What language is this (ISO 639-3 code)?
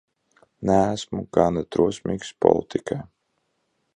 lav